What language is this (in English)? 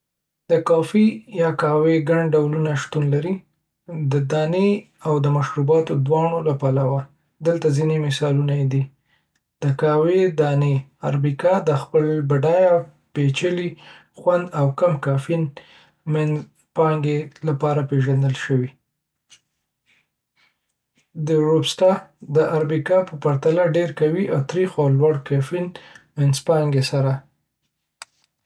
Pashto